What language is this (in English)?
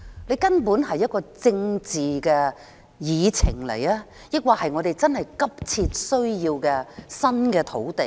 Cantonese